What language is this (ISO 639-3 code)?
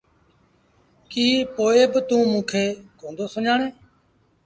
sbn